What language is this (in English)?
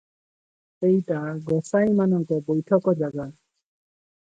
Odia